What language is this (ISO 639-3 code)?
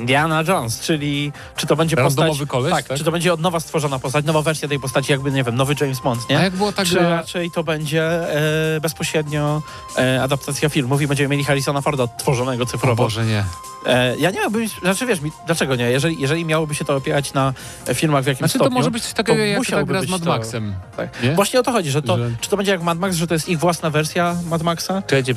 pol